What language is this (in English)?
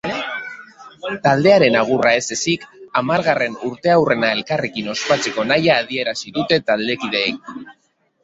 Basque